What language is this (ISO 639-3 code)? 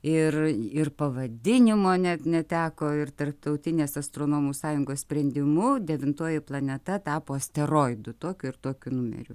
lit